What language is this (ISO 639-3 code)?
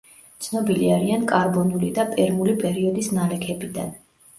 kat